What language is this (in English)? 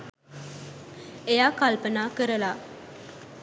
Sinhala